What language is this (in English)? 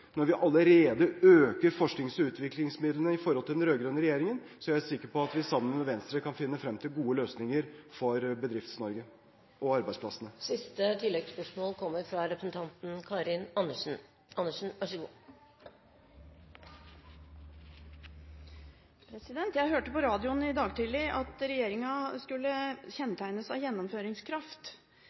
Norwegian